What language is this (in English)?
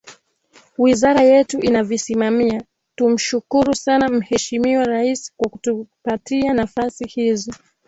Swahili